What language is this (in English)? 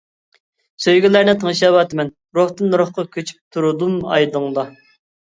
Uyghur